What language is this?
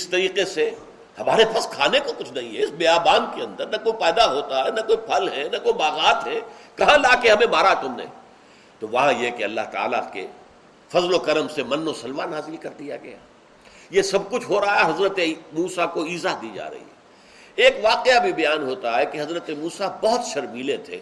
Urdu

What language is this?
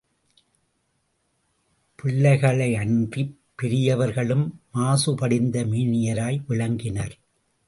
Tamil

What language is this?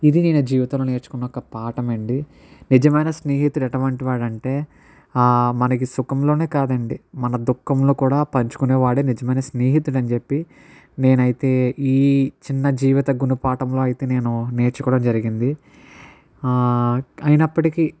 Telugu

